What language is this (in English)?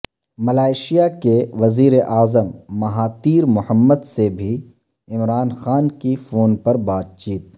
Urdu